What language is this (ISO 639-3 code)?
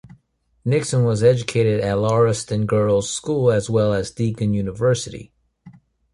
eng